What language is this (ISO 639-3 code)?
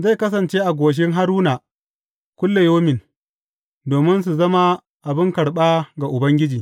hau